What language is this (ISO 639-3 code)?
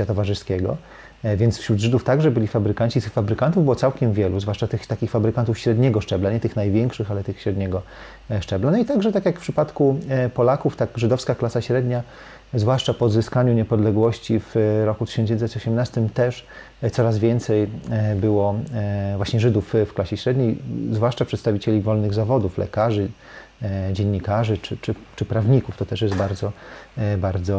pol